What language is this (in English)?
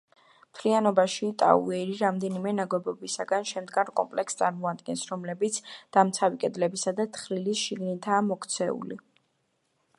Georgian